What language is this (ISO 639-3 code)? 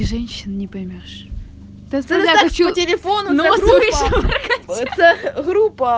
rus